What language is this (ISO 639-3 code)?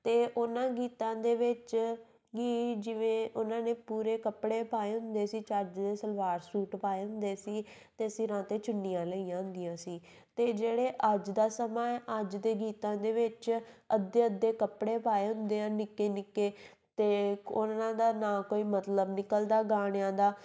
pan